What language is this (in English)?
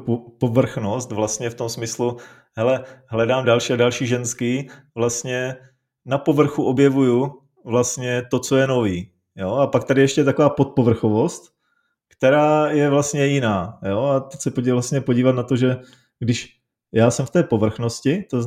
Czech